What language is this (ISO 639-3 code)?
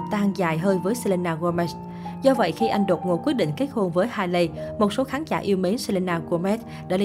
vie